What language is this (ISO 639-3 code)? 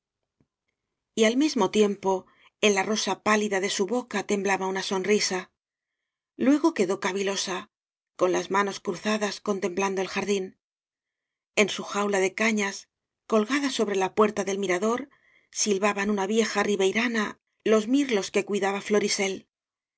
spa